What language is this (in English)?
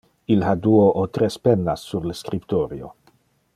Interlingua